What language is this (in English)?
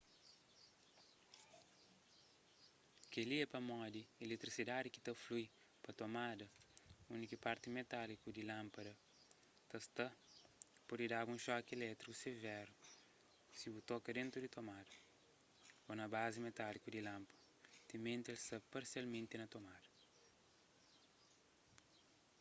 Kabuverdianu